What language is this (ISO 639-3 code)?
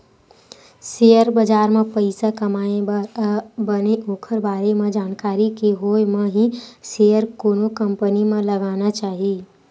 hne